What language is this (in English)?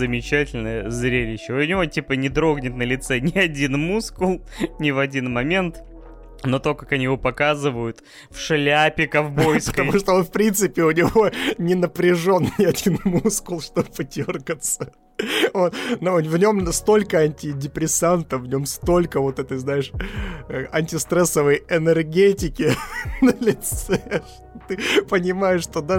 Russian